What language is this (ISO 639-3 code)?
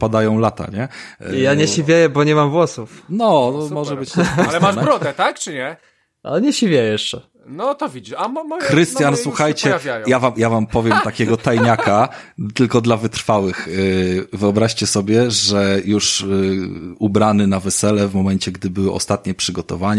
pol